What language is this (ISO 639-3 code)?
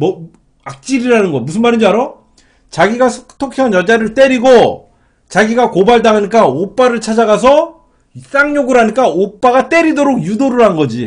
kor